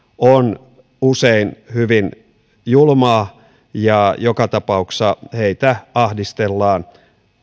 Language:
Finnish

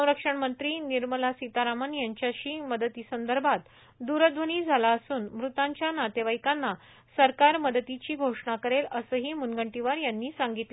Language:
Marathi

